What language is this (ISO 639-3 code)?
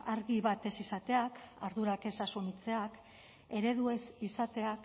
eus